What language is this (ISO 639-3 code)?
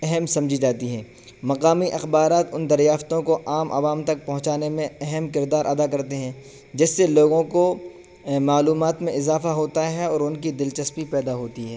urd